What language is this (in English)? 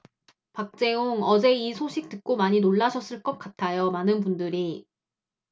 Korean